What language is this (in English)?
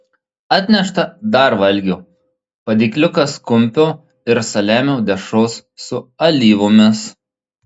Lithuanian